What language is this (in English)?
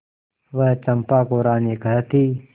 Hindi